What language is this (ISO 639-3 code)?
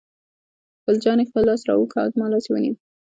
pus